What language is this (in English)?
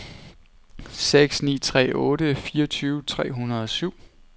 Danish